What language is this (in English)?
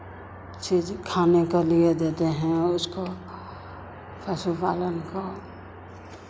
Hindi